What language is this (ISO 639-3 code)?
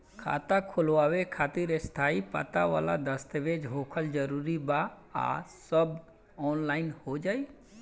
bho